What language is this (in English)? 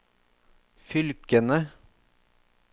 Norwegian